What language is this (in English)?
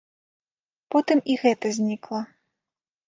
Belarusian